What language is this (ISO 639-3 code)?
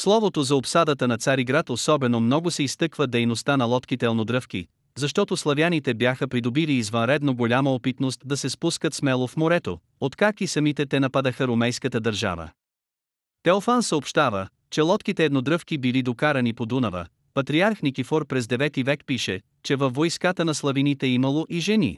bul